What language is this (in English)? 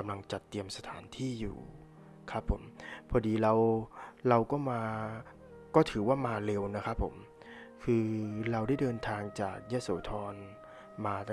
Thai